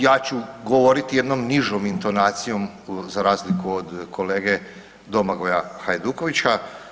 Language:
Croatian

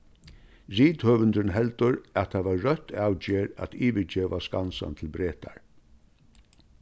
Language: Faroese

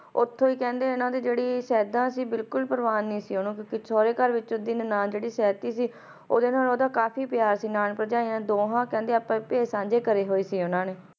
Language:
Punjabi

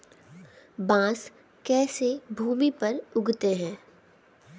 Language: Hindi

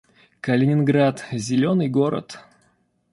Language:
Russian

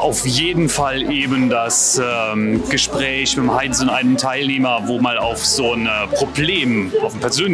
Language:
German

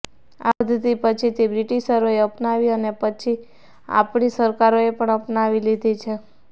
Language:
Gujarati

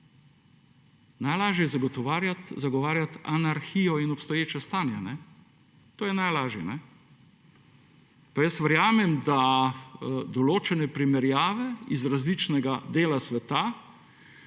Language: Slovenian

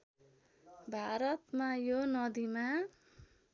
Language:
Nepali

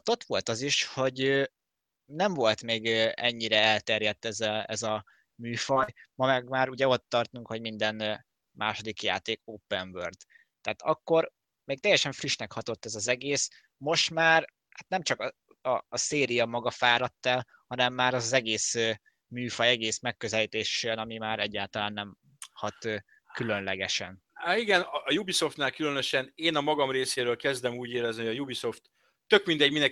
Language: Hungarian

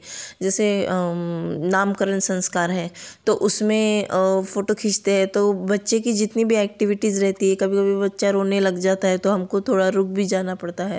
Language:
Hindi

